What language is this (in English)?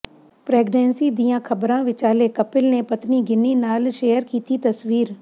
Punjabi